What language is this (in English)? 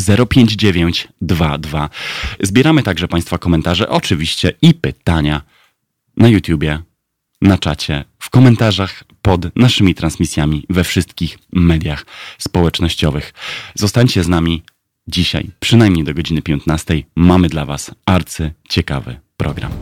Polish